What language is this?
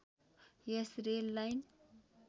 Nepali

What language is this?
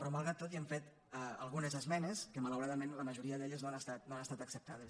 Catalan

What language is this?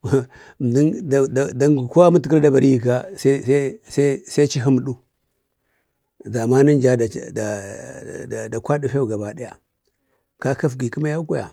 Bade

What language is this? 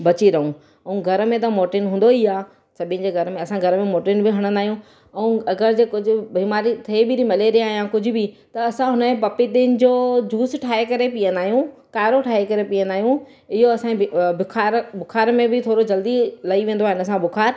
Sindhi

